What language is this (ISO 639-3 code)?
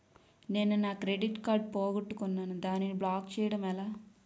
tel